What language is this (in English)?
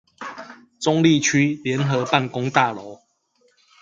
Chinese